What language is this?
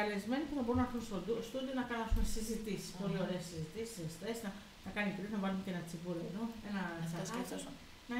Greek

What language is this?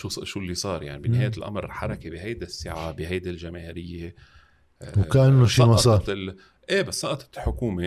Arabic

